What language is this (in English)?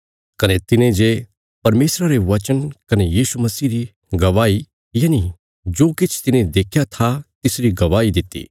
Bilaspuri